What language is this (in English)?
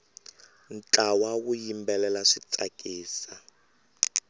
Tsonga